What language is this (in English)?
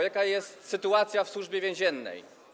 Polish